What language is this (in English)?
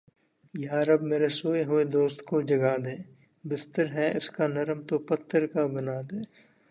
Urdu